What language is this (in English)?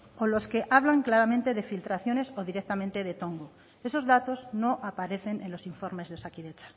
Spanish